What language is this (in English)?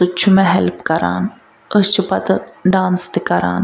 Kashmiri